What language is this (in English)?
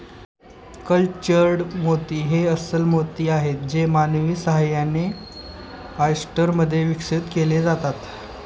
Marathi